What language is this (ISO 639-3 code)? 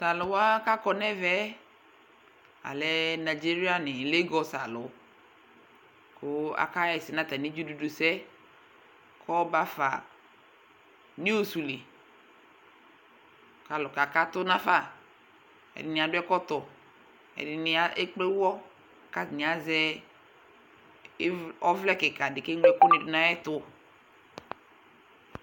kpo